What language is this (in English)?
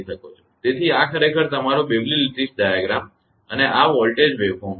Gujarati